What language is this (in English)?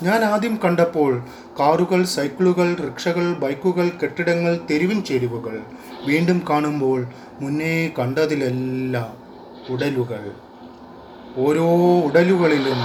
Malayalam